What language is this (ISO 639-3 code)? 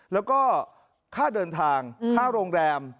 tha